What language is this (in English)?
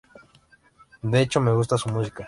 Spanish